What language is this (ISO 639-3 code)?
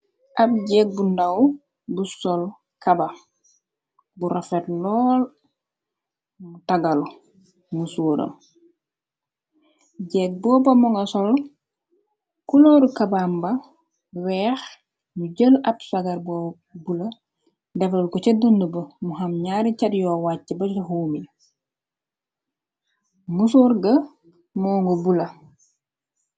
wol